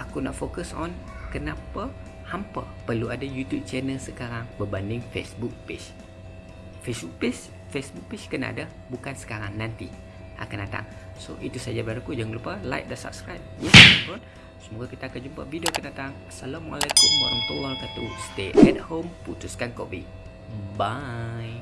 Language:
Malay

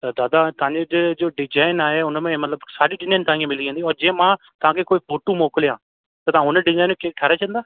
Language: Sindhi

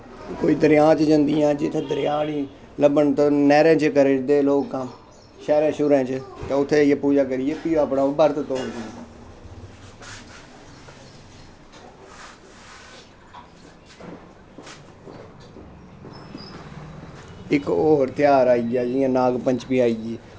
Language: Dogri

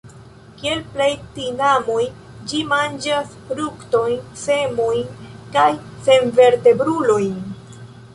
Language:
Esperanto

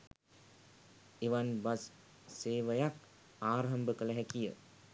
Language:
Sinhala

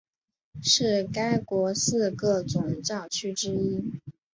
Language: Chinese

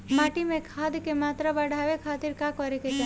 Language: Bhojpuri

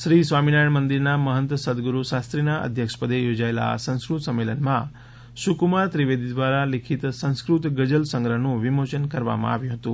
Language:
Gujarati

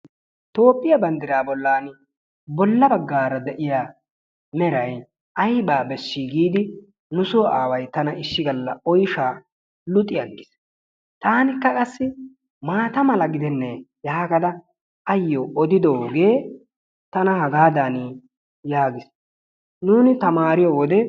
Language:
Wolaytta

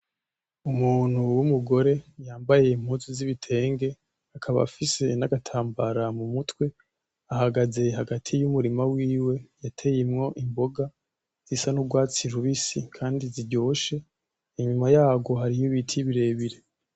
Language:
Rundi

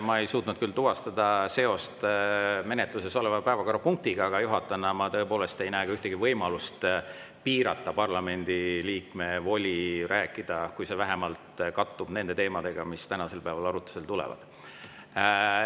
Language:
Estonian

